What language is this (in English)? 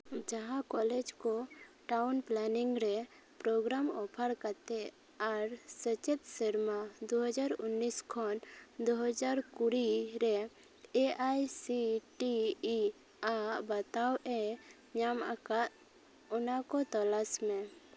Santali